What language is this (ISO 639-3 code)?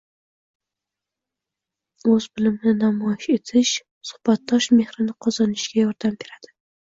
uzb